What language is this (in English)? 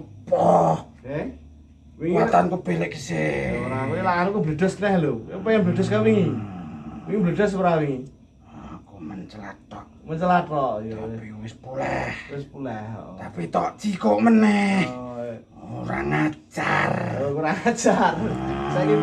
Indonesian